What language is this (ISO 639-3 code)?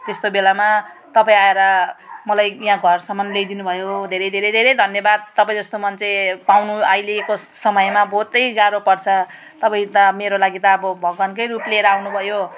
nep